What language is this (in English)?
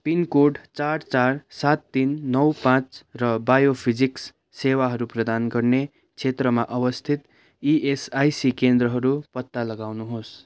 Nepali